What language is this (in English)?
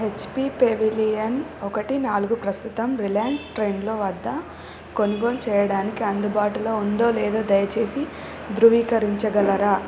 Telugu